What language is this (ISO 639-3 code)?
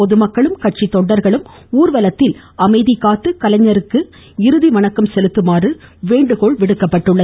tam